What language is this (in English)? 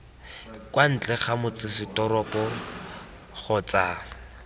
Tswana